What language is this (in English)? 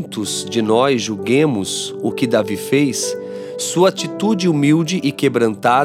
Portuguese